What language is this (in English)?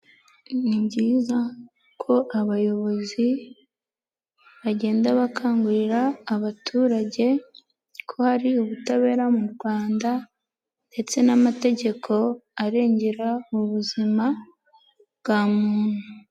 Kinyarwanda